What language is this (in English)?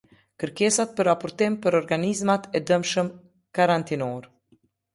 Albanian